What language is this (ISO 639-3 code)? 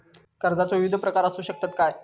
mar